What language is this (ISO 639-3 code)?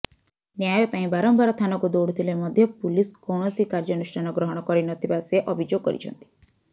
ori